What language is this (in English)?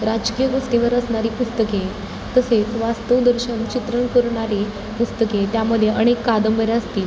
Marathi